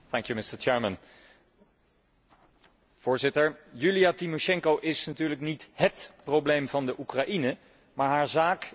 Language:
Dutch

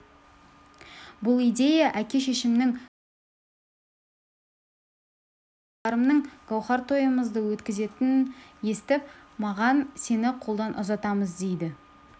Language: Kazakh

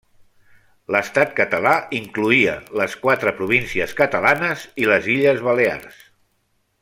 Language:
Catalan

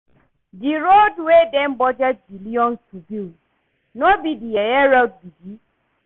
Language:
Nigerian Pidgin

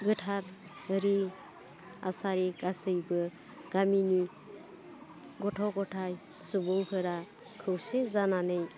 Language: Bodo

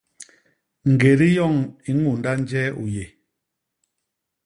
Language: Basaa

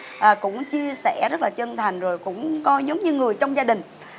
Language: Vietnamese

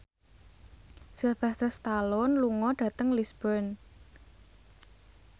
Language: Javanese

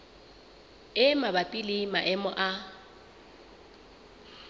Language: Southern Sotho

